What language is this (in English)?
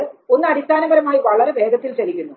Malayalam